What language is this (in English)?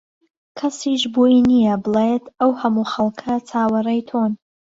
Central Kurdish